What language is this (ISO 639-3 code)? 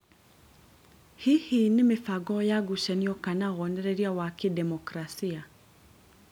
kik